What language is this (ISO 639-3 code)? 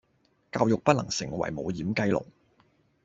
yue